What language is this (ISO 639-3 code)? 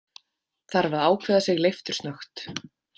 isl